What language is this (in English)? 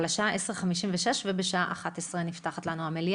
Hebrew